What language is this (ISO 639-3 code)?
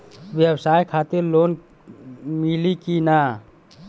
bho